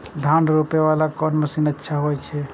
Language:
Maithili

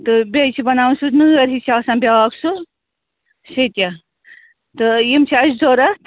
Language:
Kashmiri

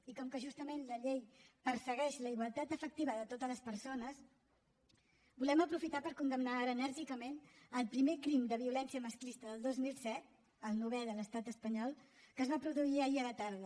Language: Catalan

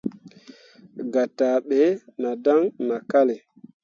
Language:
Mundang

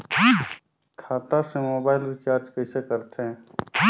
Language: Chhattisgarhi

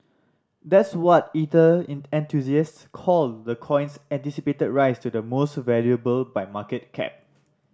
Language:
English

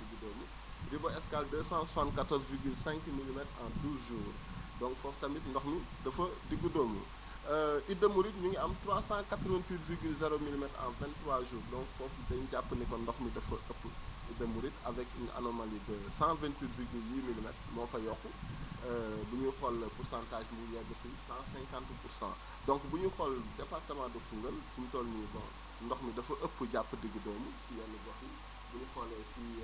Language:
Wolof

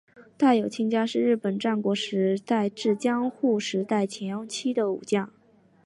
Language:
Chinese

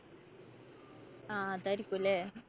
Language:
Malayalam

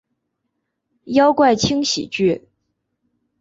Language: Chinese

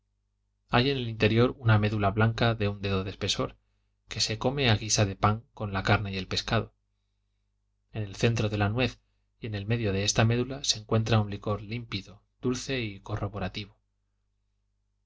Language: Spanish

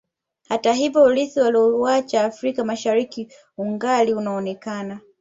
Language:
Swahili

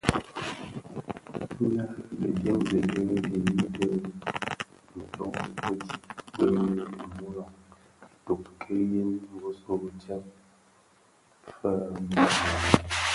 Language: Bafia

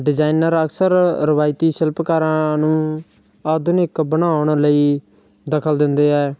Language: Punjabi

